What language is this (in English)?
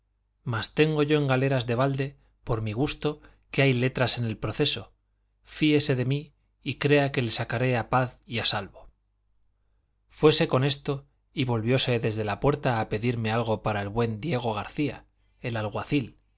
Spanish